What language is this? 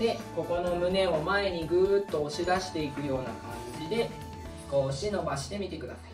Japanese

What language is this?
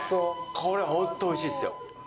Japanese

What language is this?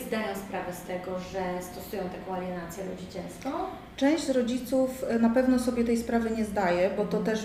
Polish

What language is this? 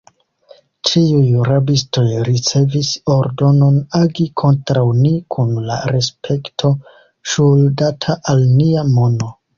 Esperanto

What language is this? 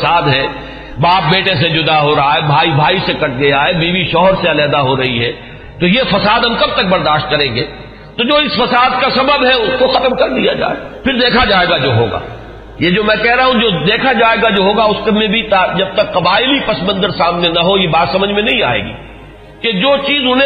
Urdu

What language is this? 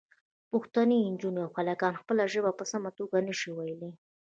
Pashto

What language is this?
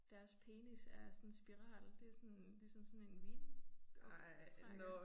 Danish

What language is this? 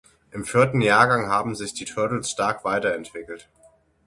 German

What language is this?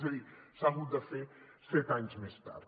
Catalan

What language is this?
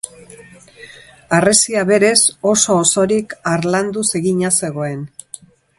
Basque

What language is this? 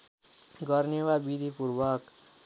Nepali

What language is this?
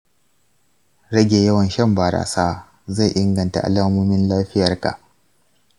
Hausa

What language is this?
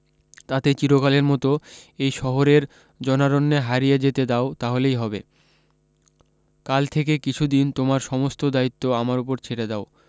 Bangla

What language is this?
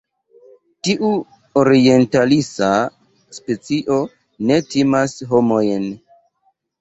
Esperanto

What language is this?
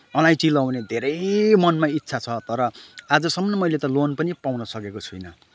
Nepali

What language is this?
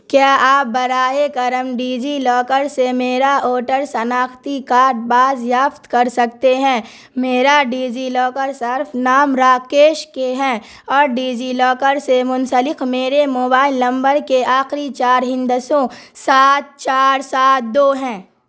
Urdu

